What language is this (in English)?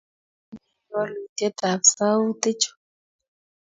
Kalenjin